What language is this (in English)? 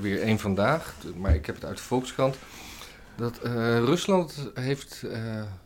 Dutch